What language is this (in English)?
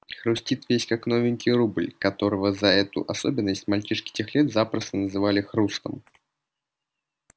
Russian